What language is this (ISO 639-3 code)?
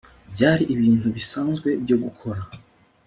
kin